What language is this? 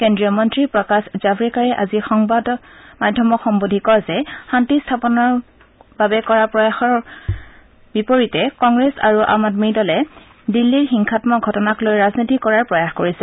Assamese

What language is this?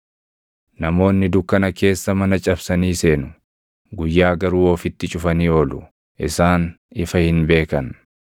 Oromo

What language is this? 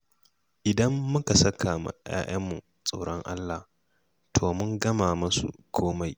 Hausa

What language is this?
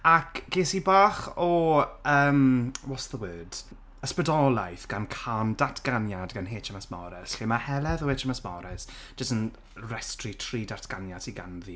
Welsh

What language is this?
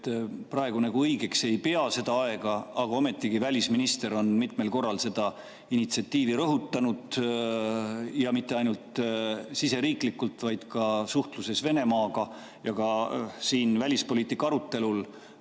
Estonian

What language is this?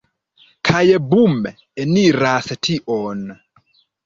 Esperanto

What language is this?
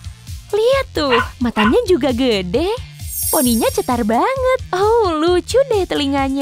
Indonesian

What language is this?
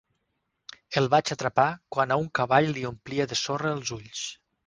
Catalan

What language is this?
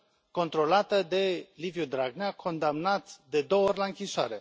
Romanian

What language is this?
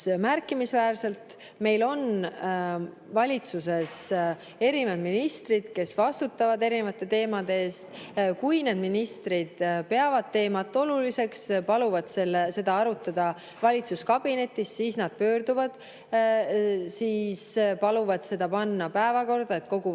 Estonian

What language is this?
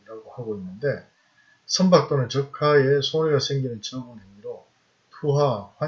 Korean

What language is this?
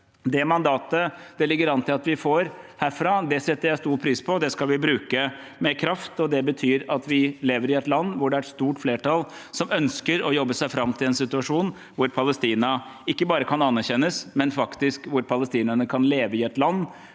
Norwegian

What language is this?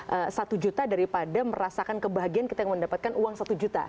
Indonesian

